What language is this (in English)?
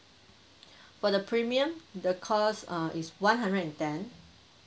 English